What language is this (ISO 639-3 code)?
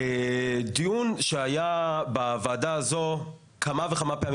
heb